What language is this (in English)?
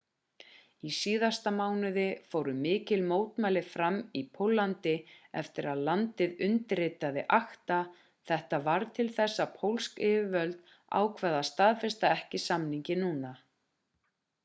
Icelandic